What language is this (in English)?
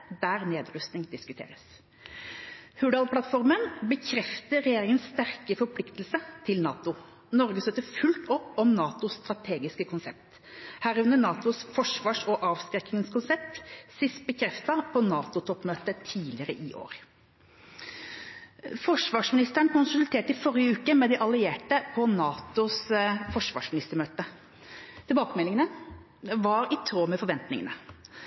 Norwegian Bokmål